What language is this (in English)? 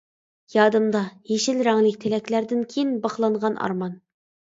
Uyghur